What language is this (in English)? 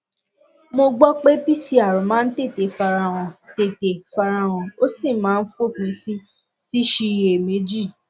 Yoruba